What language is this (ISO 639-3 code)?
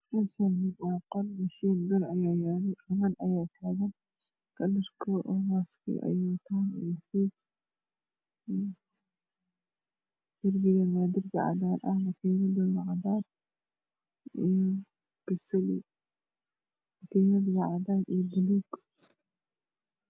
som